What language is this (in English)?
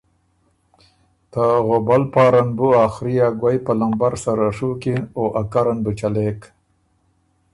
Ormuri